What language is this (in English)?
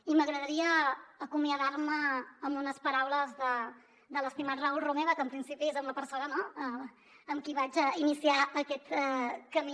Catalan